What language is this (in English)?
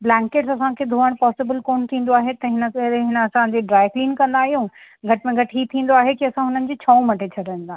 Sindhi